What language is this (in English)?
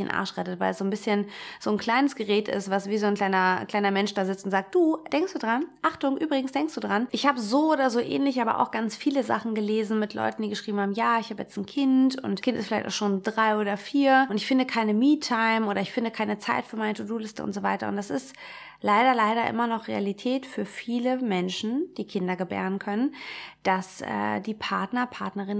German